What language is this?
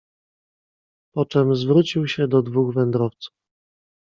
Polish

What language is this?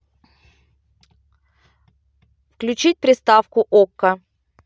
Russian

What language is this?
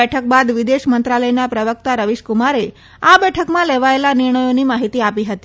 Gujarati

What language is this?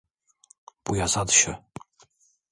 Turkish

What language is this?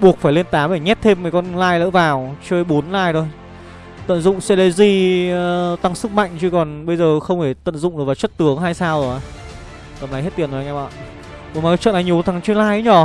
Vietnamese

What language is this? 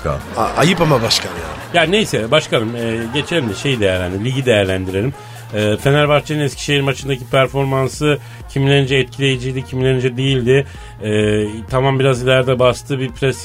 Turkish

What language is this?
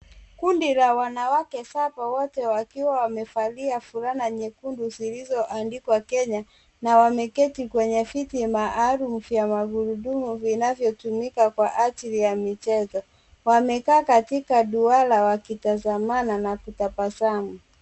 Swahili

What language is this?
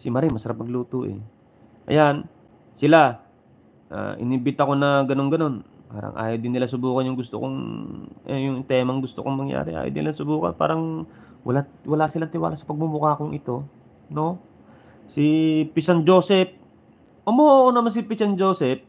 Filipino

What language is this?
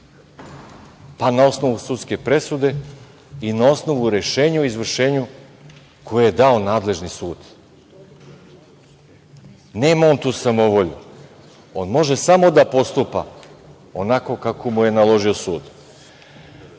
Serbian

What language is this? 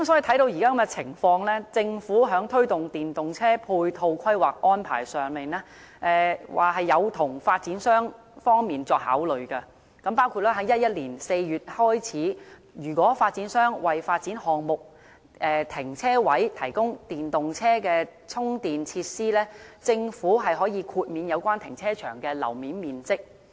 Cantonese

